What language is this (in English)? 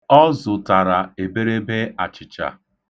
Igbo